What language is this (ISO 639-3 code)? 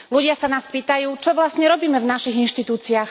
slk